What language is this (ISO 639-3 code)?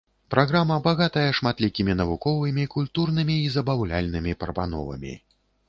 bel